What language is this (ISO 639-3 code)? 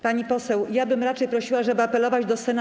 pol